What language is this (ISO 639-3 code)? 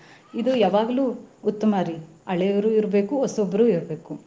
kan